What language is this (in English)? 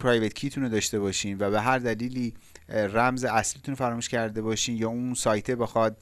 Persian